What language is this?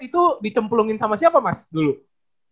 Indonesian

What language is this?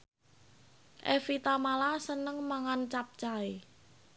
Javanese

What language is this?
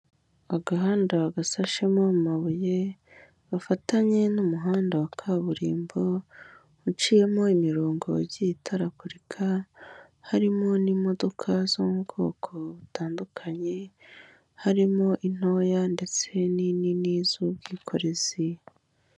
Kinyarwanda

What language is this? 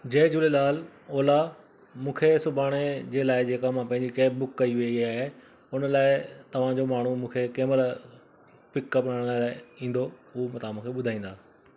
Sindhi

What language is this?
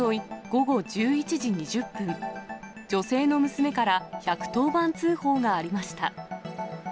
Japanese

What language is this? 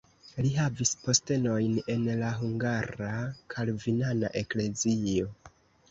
Esperanto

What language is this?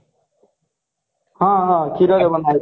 Odia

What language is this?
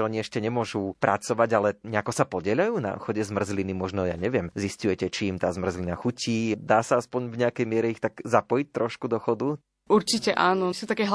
Slovak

